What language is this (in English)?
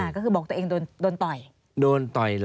Thai